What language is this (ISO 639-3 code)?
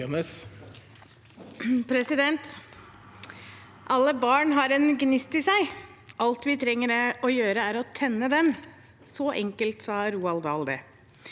nor